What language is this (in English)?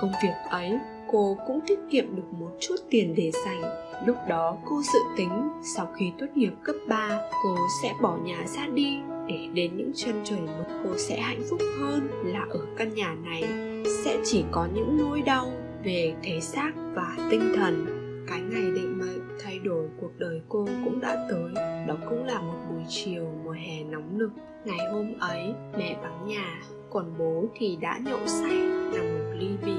Vietnamese